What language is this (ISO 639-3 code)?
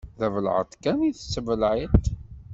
kab